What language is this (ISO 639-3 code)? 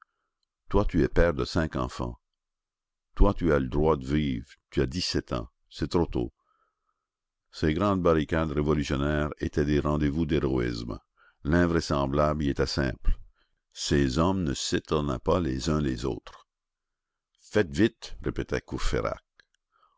fra